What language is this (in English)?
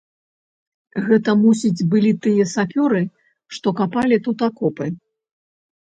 Belarusian